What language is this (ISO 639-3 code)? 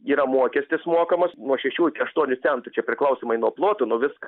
lit